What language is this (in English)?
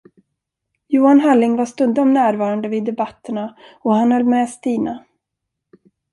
Swedish